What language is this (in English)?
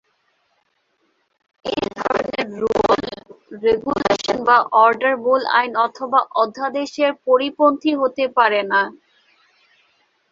Bangla